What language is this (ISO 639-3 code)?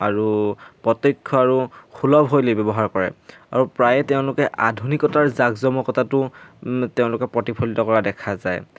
asm